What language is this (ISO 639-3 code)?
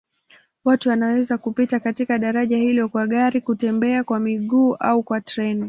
swa